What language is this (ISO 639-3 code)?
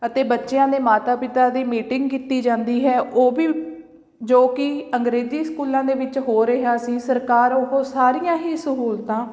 pan